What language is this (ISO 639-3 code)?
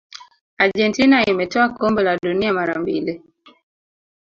swa